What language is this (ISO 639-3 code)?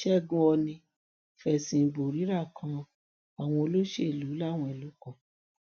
yor